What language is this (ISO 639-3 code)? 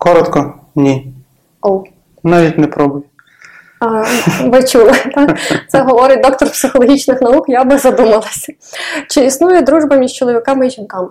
ukr